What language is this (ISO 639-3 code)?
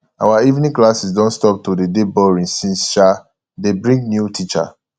pcm